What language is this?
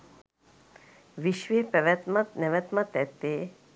Sinhala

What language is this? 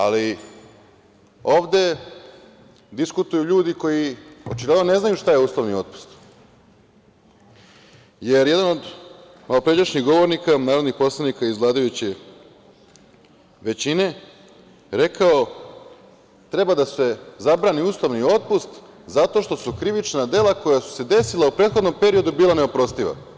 Serbian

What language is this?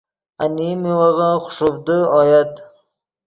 Yidgha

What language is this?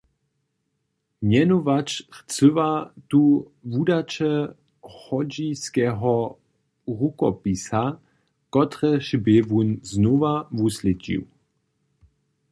Upper Sorbian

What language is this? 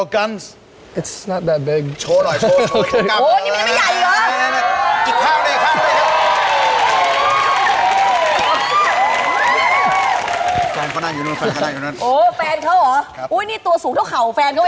Thai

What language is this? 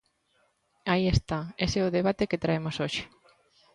Galician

